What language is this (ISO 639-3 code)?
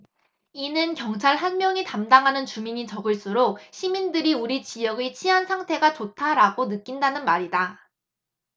kor